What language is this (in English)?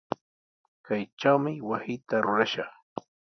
Sihuas Ancash Quechua